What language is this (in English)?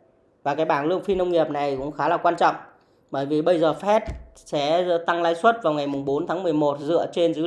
Vietnamese